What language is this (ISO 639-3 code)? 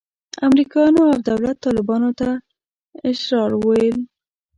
pus